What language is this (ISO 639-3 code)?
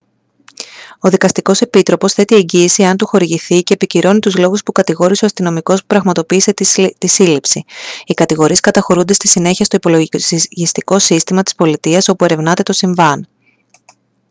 ell